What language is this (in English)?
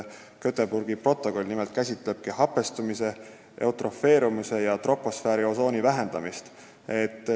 Estonian